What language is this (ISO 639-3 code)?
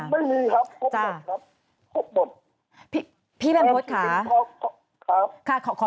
tha